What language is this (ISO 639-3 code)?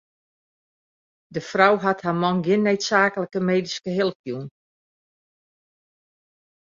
fry